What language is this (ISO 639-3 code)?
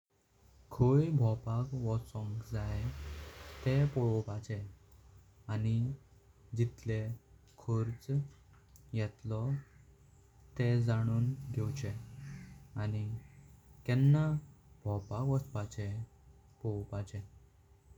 kok